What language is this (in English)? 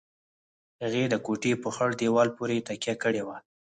Pashto